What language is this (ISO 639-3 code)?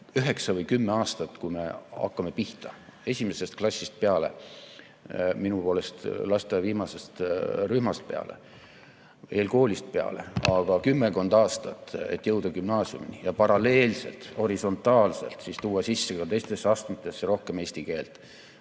est